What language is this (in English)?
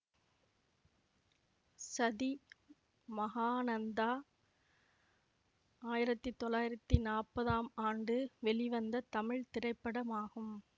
Tamil